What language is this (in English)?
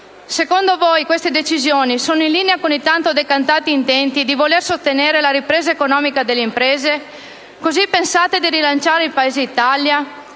Italian